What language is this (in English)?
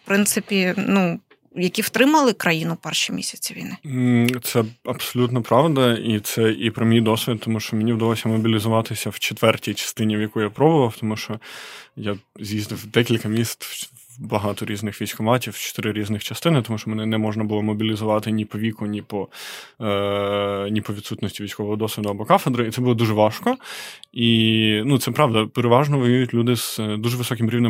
Ukrainian